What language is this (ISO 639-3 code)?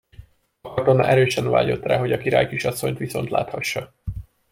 hun